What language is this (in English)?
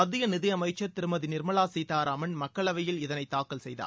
Tamil